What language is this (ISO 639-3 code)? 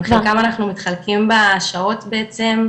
heb